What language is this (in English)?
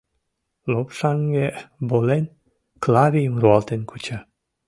Mari